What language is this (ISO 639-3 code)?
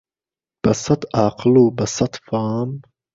ckb